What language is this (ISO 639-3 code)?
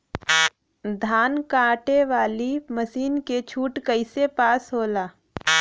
bho